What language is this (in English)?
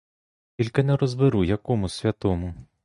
Ukrainian